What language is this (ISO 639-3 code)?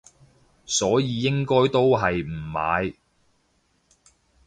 yue